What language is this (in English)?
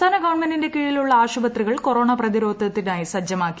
Malayalam